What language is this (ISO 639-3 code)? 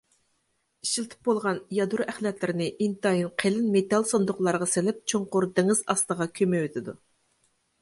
uig